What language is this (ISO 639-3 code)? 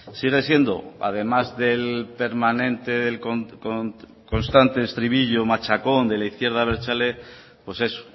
spa